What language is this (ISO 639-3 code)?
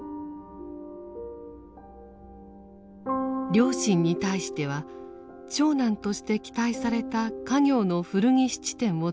jpn